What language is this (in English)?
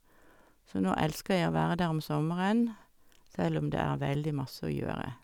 Norwegian